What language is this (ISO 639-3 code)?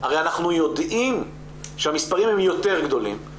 heb